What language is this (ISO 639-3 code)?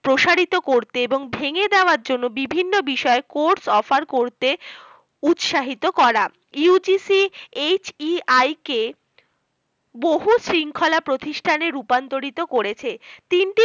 ben